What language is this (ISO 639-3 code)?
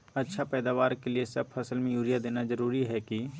mag